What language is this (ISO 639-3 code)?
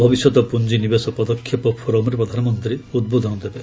ori